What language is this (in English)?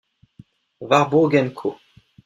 French